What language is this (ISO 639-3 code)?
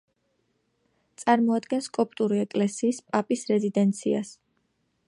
kat